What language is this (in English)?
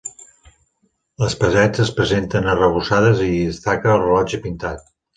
Catalan